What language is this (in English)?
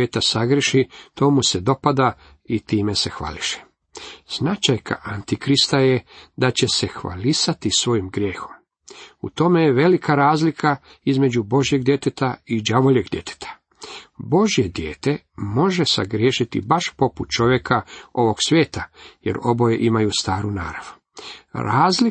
Croatian